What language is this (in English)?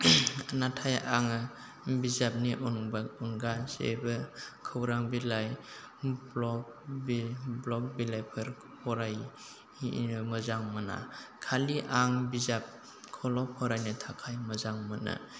Bodo